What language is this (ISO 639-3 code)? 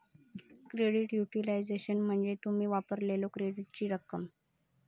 mar